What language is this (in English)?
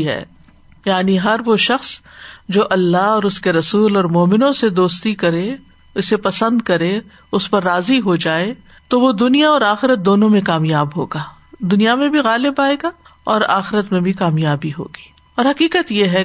Urdu